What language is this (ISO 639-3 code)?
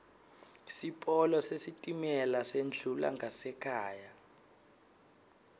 ssw